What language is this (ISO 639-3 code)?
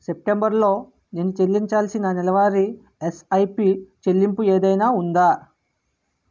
tel